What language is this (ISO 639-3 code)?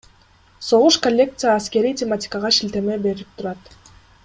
kir